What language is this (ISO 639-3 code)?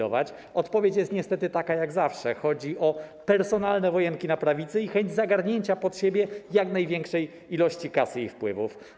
pol